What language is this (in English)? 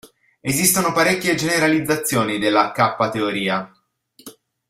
Italian